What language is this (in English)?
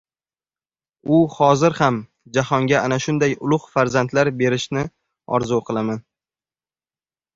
Uzbek